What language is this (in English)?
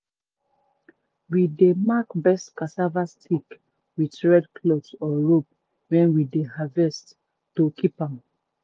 Nigerian Pidgin